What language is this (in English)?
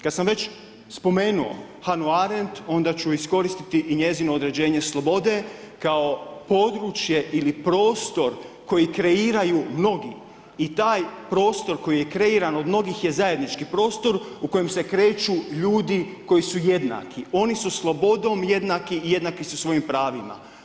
Croatian